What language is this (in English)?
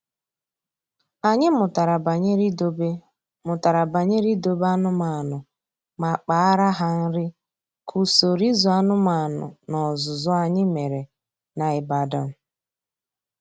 Igbo